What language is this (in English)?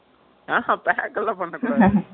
Tamil